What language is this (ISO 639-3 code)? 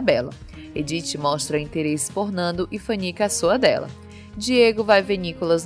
por